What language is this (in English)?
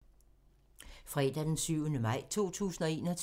Danish